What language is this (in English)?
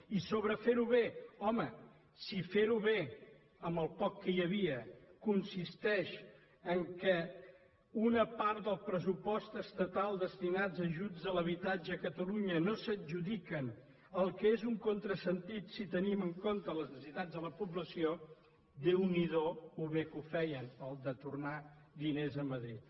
Catalan